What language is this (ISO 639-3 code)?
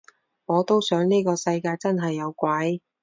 yue